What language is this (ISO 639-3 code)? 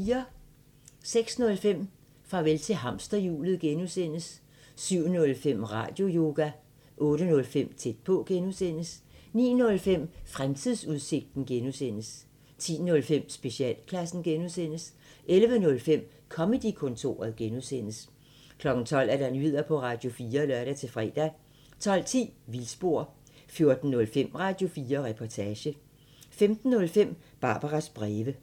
dan